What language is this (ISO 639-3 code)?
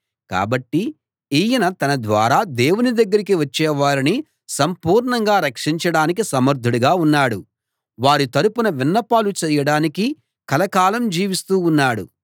tel